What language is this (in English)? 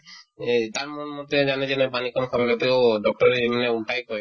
Assamese